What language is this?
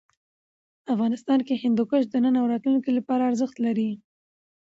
Pashto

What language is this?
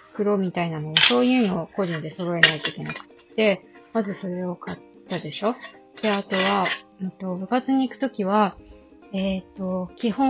Japanese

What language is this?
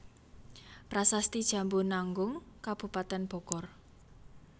Javanese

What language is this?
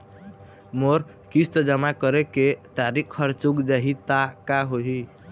Chhattisgarhi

